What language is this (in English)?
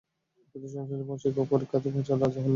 Bangla